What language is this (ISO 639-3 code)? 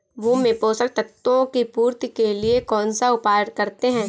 hin